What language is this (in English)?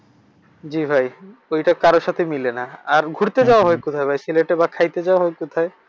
Bangla